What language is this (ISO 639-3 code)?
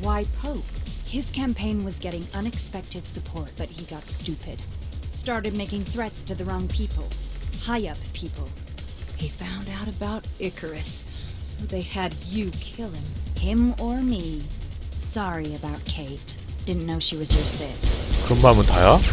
kor